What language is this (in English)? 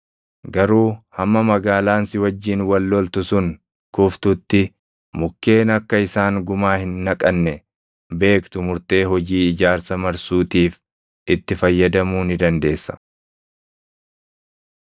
Oromo